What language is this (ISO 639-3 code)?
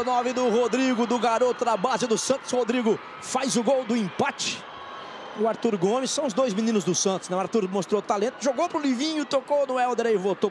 por